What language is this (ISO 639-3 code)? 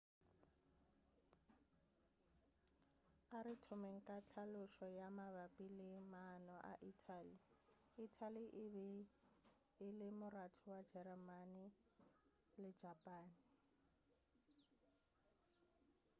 nso